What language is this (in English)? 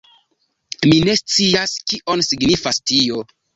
Esperanto